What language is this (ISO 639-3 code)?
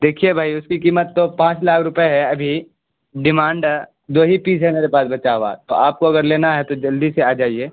urd